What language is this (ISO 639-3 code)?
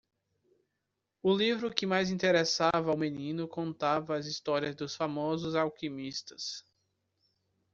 por